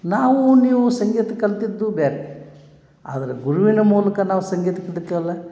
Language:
Kannada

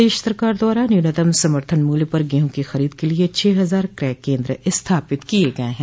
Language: Hindi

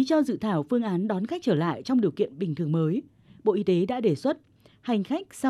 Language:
Vietnamese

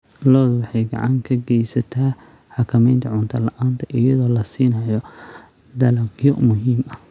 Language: Somali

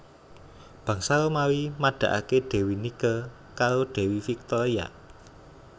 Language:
Javanese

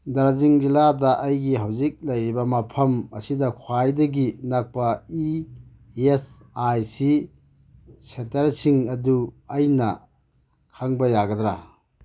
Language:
Manipuri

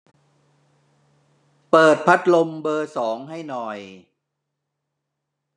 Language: Thai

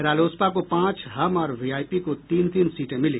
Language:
Hindi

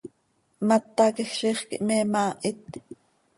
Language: Seri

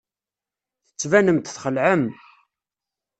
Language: Kabyle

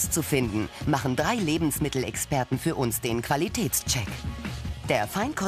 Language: German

